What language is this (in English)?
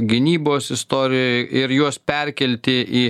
Lithuanian